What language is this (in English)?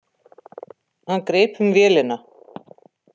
Icelandic